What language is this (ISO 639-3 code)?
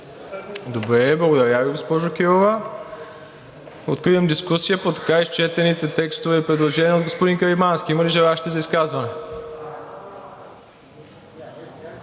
bul